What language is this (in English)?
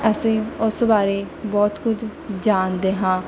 Punjabi